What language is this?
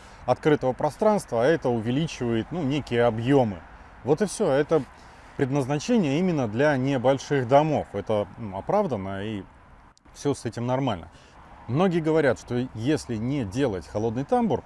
Russian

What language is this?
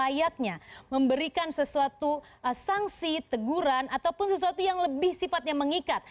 Indonesian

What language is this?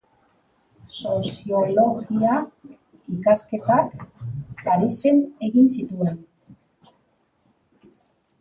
Basque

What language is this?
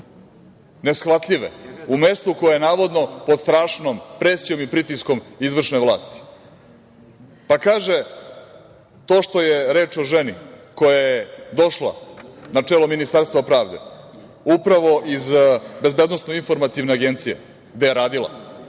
Serbian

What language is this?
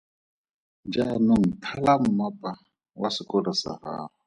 Tswana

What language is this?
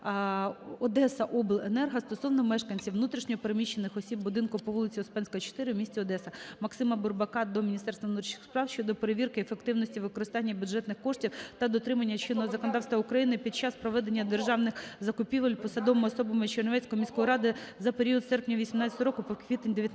Ukrainian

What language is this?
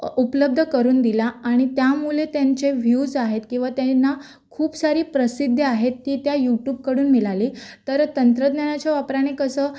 Marathi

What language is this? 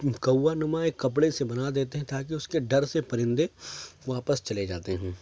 Urdu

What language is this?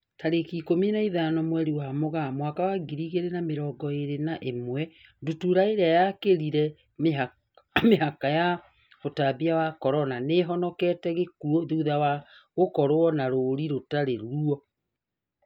Kikuyu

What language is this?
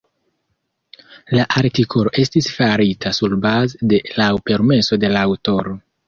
Esperanto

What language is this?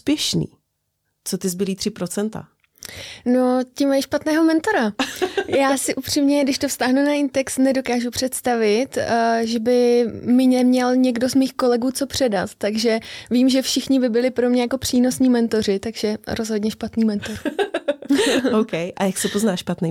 Czech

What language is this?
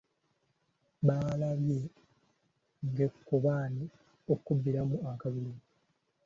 Ganda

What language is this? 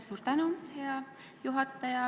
Estonian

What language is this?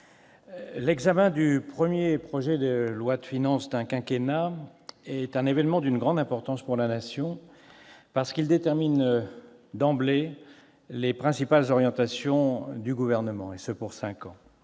French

